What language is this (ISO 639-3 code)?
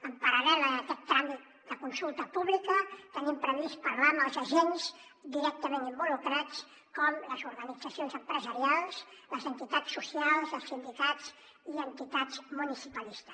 cat